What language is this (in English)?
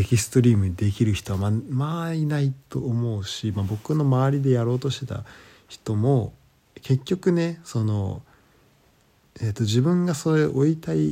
Japanese